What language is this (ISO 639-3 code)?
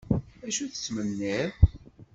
kab